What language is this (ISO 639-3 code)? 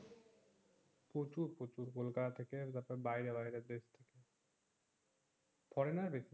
ben